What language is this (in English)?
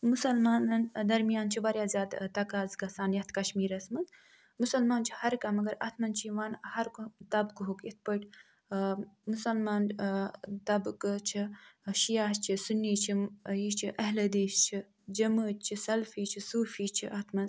Kashmiri